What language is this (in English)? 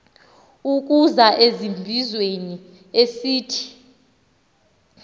Xhosa